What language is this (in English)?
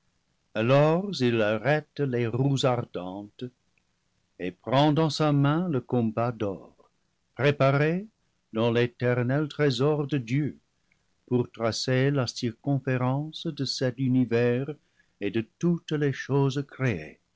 French